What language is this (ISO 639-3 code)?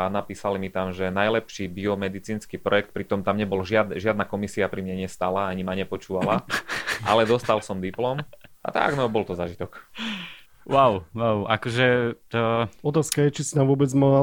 slk